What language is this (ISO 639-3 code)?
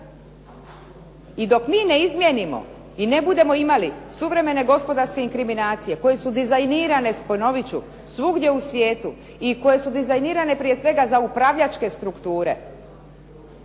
hrv